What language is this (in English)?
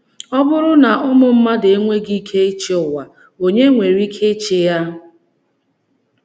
Igbo